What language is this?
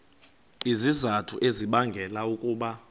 Xhosa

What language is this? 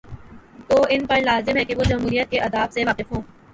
Urdu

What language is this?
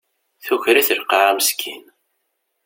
Kabyle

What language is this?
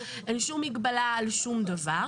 Hebrew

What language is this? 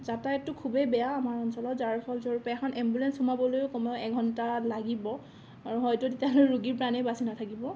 Assamese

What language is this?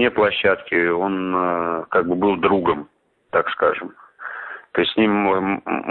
Russian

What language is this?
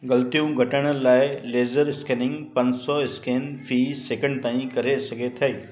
Sindhi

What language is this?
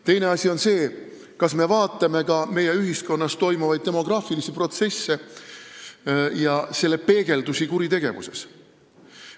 Estonian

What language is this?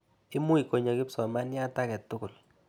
Kalenjin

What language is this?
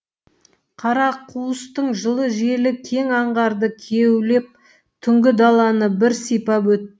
Kazakh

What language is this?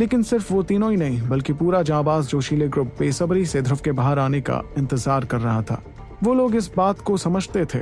Hindi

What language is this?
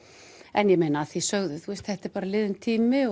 Icelandic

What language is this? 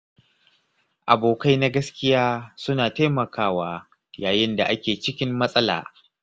Hausa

